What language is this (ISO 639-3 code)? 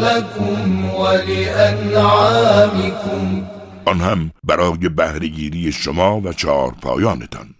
fas